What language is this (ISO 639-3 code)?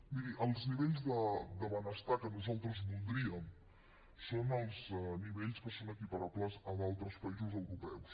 cat